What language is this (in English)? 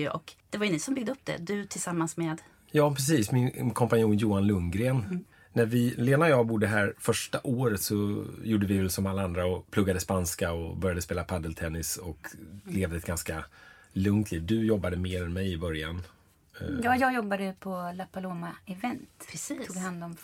Swedish